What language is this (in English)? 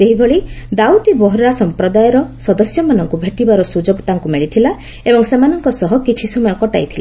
Odia